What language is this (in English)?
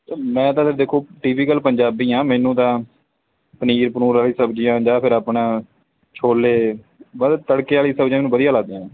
Punjabi